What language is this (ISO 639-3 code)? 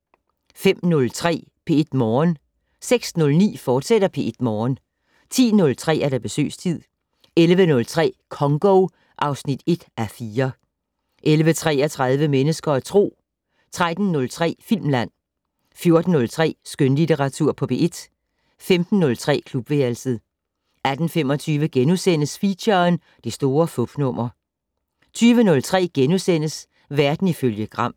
dan